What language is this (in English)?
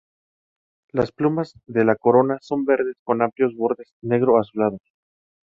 Spanish